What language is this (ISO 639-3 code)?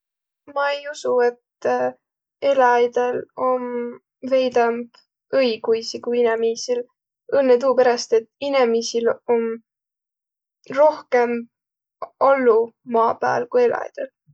vro